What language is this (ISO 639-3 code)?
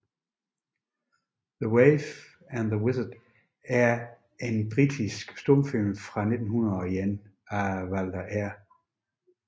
dan